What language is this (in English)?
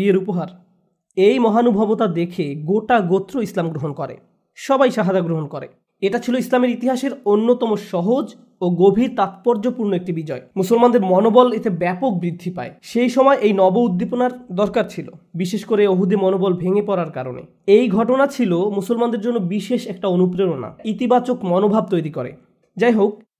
Bangla